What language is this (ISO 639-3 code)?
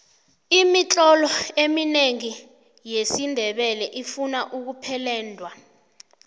nbl